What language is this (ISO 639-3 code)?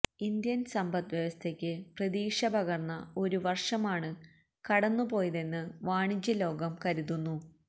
mal